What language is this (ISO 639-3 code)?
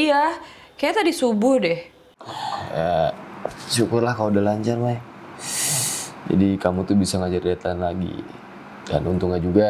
ind